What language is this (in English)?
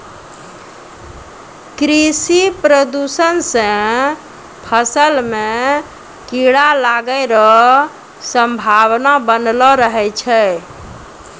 Maithili